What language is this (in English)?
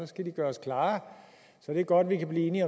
Danish